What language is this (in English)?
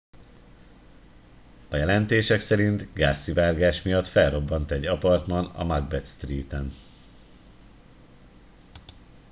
Hungarian